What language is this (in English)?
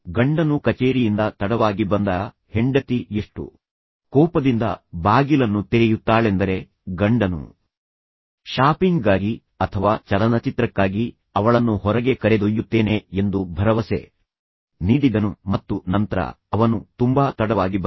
Kannada